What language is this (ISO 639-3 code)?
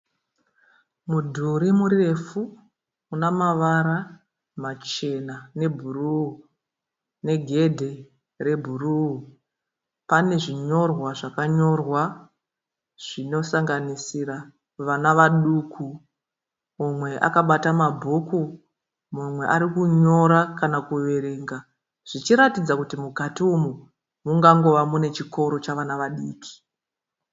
sna